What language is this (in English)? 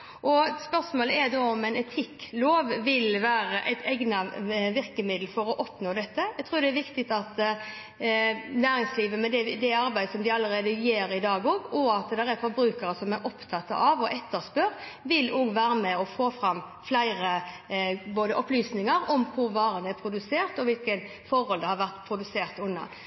Norwegian Bokmål